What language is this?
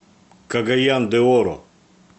Russian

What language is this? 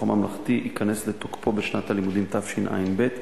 Hebrew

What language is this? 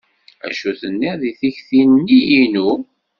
Kabyle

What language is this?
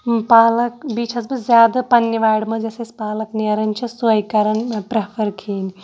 Kashmiri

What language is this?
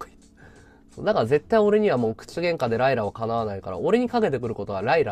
Japanese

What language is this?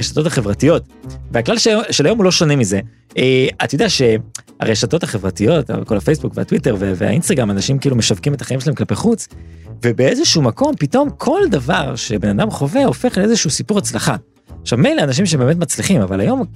Hebrew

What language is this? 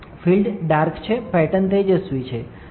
Gujarati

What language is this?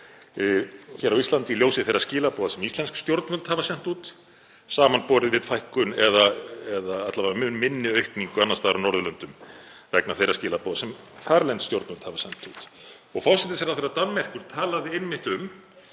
Icelandic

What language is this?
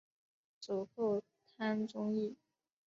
Chinese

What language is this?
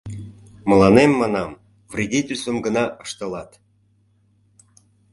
Mari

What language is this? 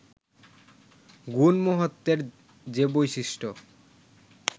Bangla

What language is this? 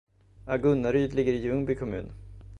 Swedish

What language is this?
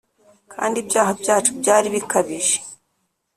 Kinyarwanda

